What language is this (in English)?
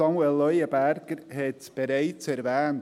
Swiss German